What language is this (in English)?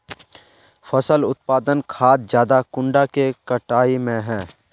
Magahi